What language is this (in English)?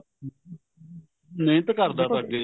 Punjabi